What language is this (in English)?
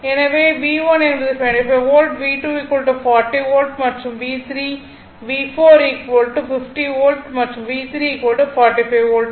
Tamil